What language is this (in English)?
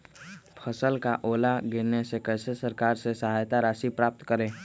Magahi